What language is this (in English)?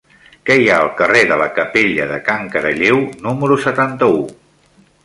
Catalan